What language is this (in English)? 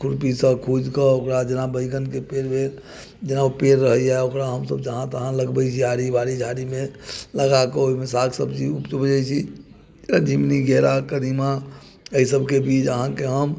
Maithili